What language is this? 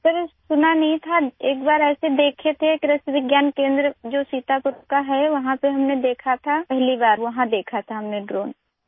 Urdu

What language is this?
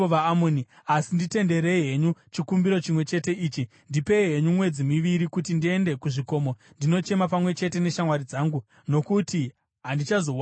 Shona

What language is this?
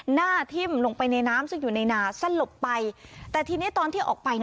Thai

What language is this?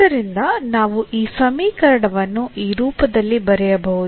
Kannada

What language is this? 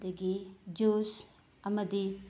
Manipuri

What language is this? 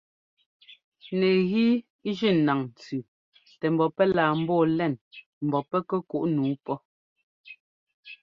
Ngomba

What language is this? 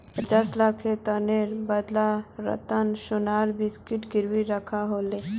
Magahi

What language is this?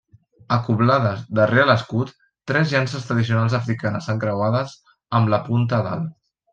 Catalan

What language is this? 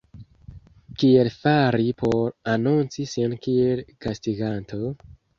Esperanto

